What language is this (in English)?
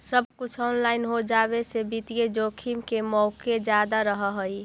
Magahi